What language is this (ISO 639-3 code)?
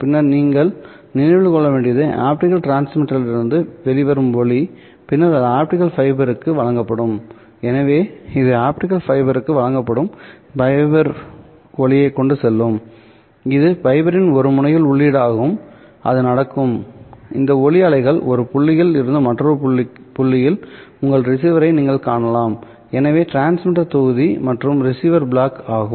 tam